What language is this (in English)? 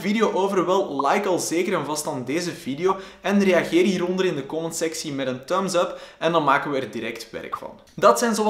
Dutch